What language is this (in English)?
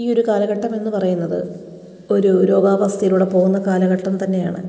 Malayalam